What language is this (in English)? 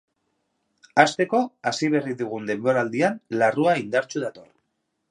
Basque